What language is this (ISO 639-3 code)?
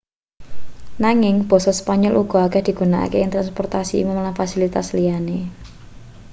jav